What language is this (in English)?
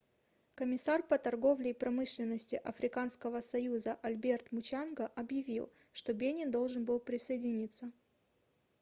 Russian